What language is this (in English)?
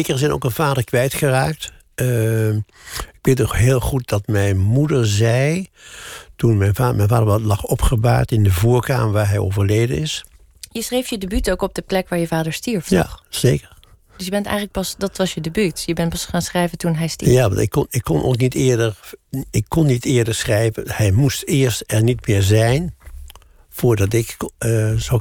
Dutch